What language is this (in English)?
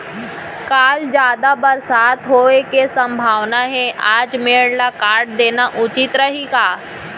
Chhattisgarhi